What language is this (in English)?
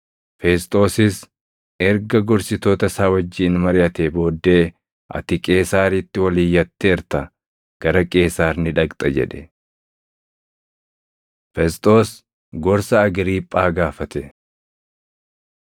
Oromo